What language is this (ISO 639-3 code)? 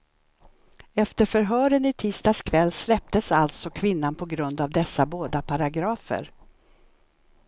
swe